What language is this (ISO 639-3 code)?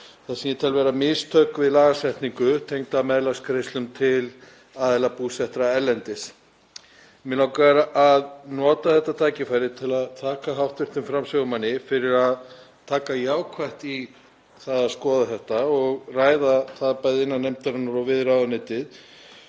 isl